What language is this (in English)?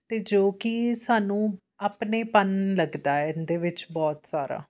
Punjabi